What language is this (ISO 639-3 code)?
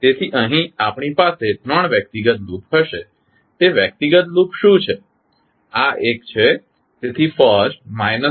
guj